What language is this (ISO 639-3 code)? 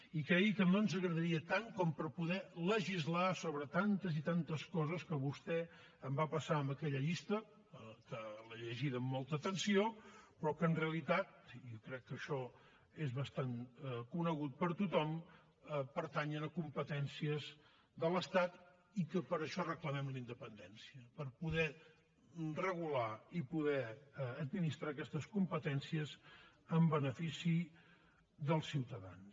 cat